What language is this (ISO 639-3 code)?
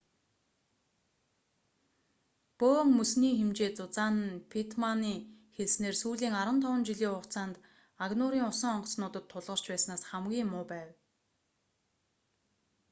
mon